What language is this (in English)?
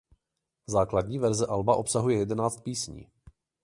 Czech